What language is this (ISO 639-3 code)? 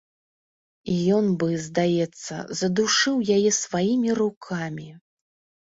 bel